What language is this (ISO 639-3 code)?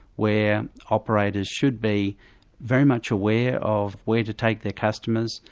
eng